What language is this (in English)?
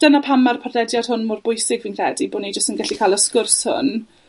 Welsh